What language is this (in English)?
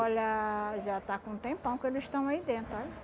Portuguese